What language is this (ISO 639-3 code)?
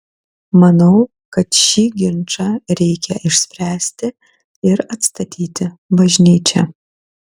lit